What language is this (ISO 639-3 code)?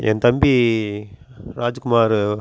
tam